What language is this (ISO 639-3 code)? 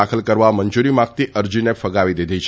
guj